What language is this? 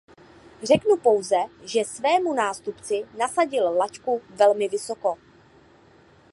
Czech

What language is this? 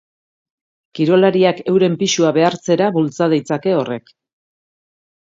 Basque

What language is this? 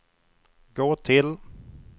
Swedish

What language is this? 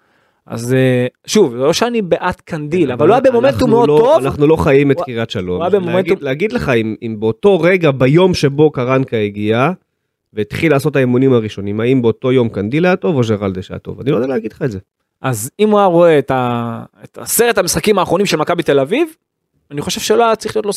Hebrew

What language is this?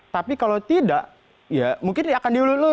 Indonesian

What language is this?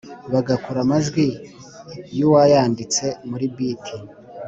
Kinyarwanda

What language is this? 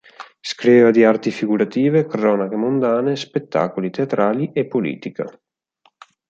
Italian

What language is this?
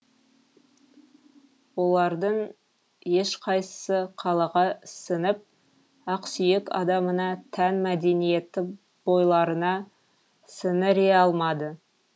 Kazakh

